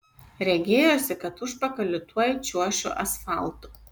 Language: Lithuanian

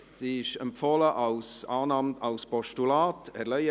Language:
Swiss German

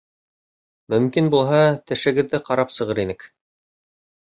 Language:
Bashkir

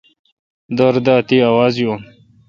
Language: Kalkoti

